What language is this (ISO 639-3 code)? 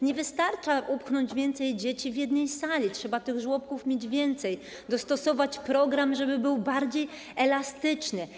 pol